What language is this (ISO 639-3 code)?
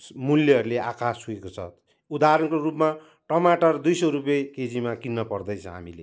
nep